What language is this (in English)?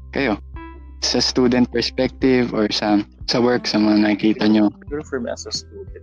Filipino